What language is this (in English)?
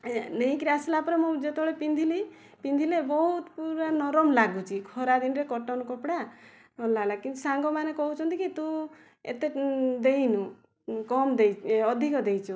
Odia